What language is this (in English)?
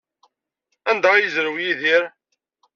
Kabyle